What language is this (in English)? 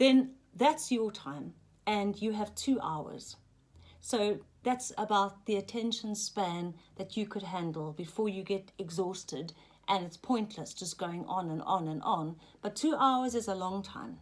English